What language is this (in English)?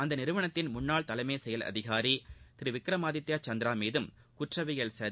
Tamil